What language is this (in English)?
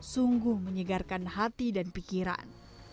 Indonesian